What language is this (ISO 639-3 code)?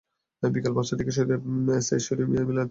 ben